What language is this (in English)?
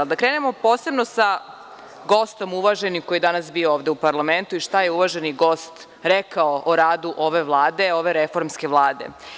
Serbian